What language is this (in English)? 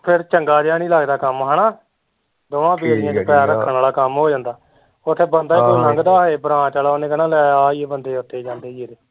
Punjabi